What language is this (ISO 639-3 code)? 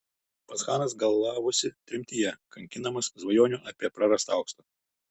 lit